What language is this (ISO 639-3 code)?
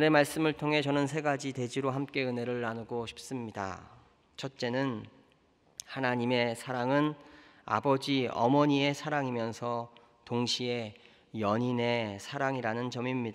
kor